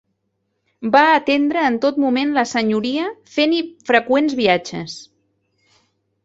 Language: Catalan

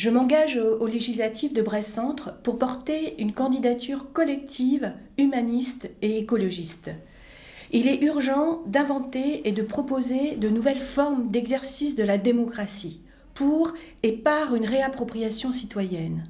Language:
French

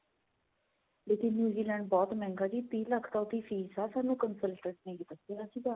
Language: Punjabi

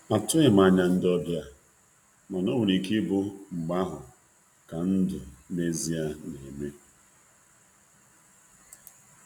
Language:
Igbo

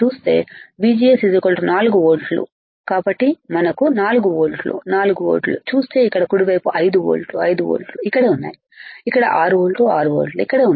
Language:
Telugu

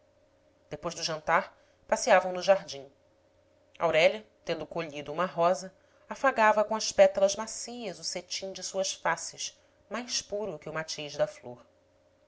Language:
Portuguese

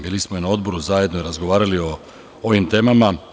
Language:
Serbian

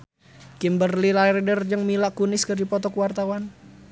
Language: Sundanese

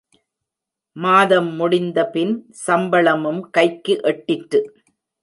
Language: Tamil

